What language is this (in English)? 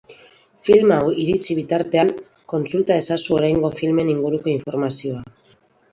Basque